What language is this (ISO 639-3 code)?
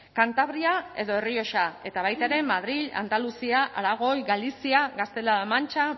eus